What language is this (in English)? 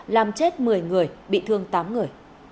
Vietnamese